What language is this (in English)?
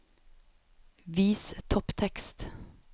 Norwegian